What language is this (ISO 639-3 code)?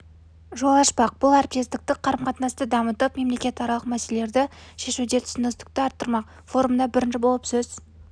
kaz